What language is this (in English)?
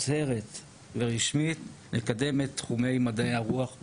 Hebrew